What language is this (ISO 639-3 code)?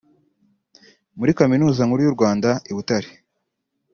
kin